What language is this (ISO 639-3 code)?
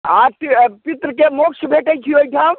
mai